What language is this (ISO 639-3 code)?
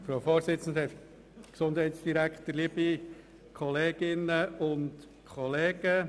gsw